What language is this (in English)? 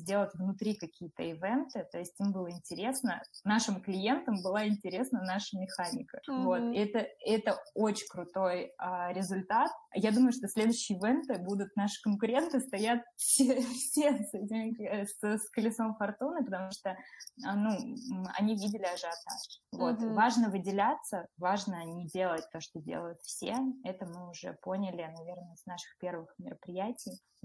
Russian